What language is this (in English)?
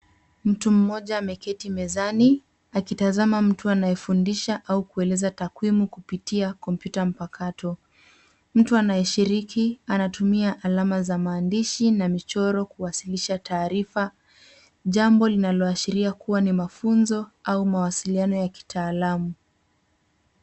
Swahili